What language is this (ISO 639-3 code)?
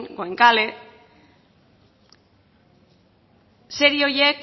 eus